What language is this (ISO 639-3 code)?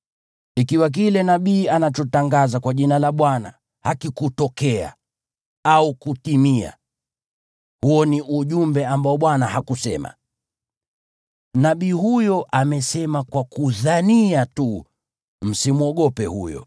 swa